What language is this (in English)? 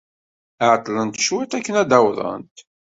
Kabyle